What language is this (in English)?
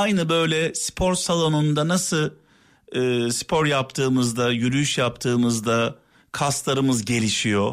Turkish